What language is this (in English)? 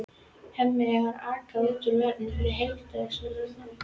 Icelandic